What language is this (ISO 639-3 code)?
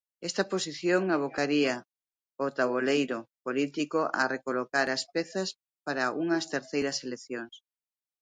glg